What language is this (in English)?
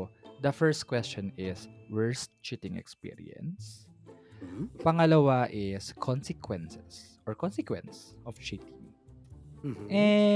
Filipino